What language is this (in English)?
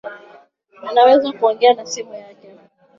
Swahili